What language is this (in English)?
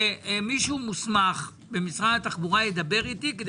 Hebrew